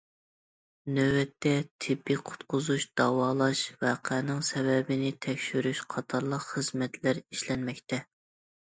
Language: Uyghur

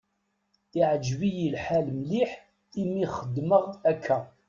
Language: Kabyle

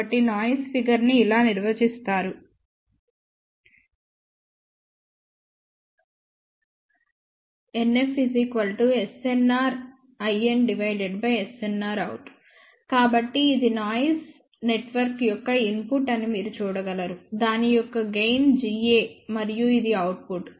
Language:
Telugu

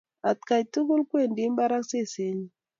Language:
Kalenjin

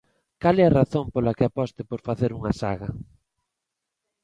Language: Galician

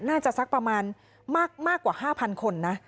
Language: Thai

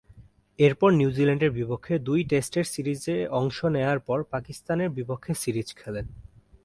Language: Bangla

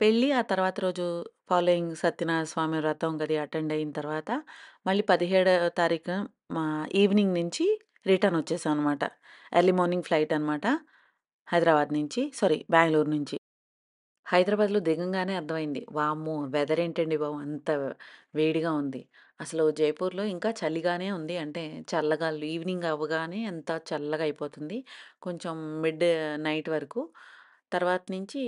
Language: Telugu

